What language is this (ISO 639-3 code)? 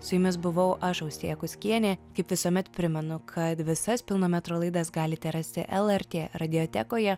lit